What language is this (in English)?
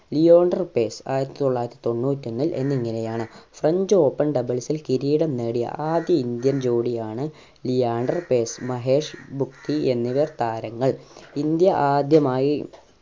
Malayalam